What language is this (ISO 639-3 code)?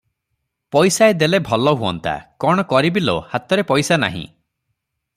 ori